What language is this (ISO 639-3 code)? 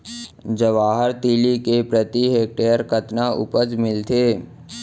hne